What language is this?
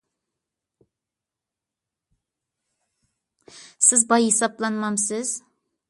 Uyghur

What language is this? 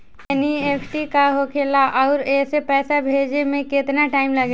Bhojpuri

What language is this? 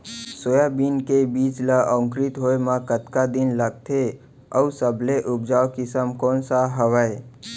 Chhattisgarhi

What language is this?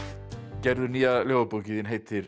Icelandic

